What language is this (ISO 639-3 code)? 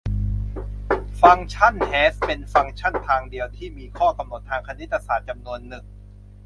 tha